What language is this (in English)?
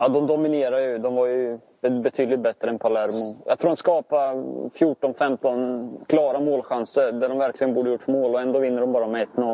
Swedish